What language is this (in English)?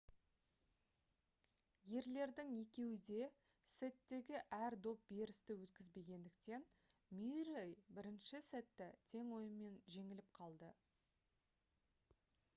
Kazakh